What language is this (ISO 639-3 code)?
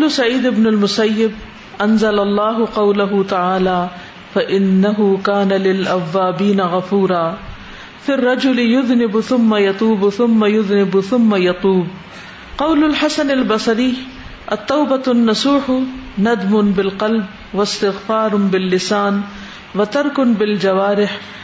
urd